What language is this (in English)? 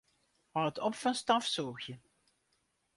Western Frisian